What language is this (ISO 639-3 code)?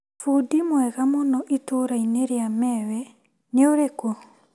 kik